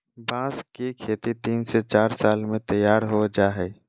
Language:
Magahi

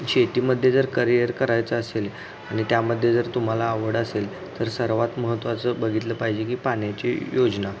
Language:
Marathi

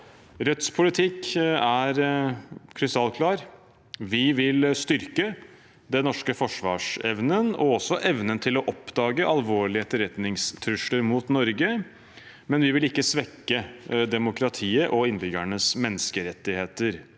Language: Norwegian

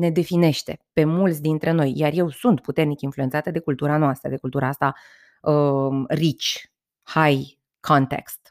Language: Romanian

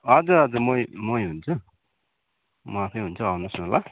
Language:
Nepali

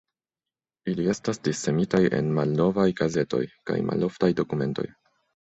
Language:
Esperanto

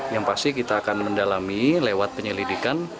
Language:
Indonesian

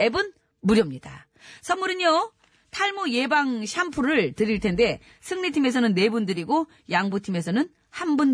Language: Korean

